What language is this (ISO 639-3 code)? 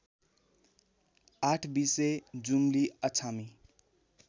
nep